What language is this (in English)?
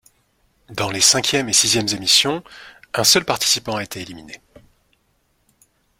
French